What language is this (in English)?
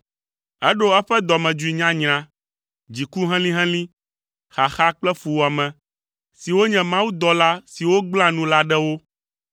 Ewe